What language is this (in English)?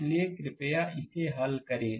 Hindi